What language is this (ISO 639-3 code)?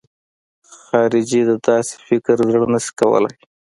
pus